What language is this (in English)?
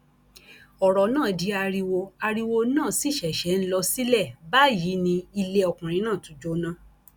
Yoruba